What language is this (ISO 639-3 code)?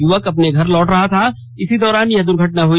hin